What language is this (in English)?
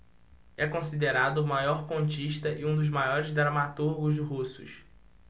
Portuguese